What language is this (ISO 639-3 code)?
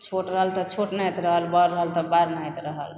mai